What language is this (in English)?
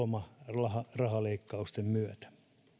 Finnish